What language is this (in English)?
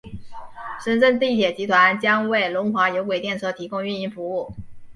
Chinese